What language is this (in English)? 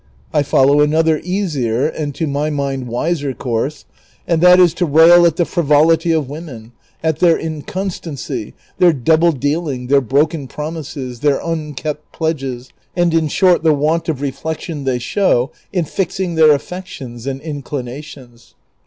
English